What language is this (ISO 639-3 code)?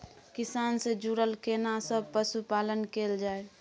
mai